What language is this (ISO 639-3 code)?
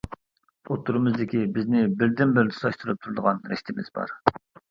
uig